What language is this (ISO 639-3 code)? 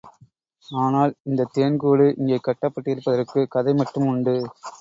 tam